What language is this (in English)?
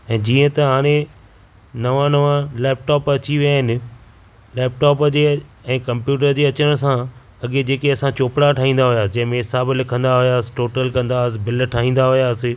Sindhi